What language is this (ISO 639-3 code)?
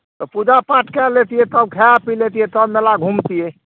mai